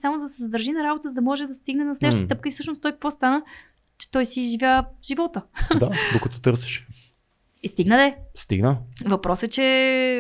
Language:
Bulgarian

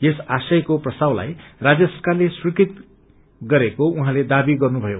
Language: Nepali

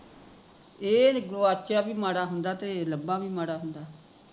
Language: Punjabi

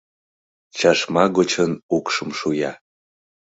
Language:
Mari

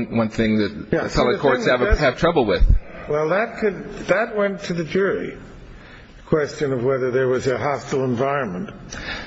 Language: English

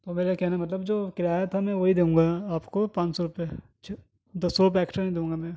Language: Urdu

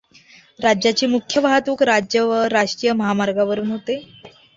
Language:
Marathi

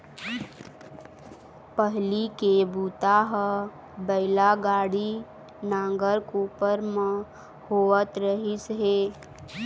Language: Chhattisgarhi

